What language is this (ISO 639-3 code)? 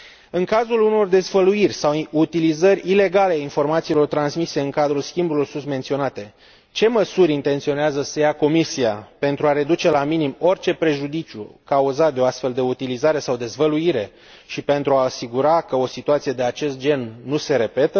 ron